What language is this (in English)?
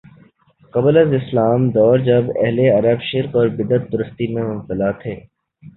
Urdu